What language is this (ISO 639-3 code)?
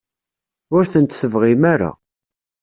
kab